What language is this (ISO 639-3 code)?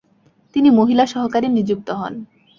ben